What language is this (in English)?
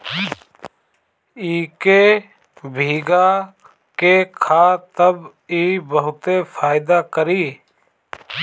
Bhojpuri